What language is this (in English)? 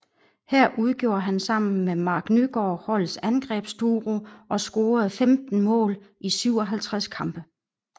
Danish